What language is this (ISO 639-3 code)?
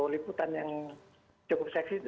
ind